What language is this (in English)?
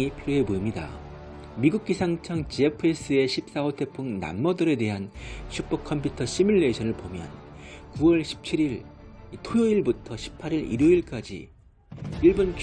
Korean